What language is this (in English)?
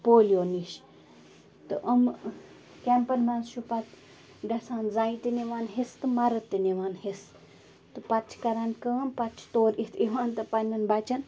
Kashmiri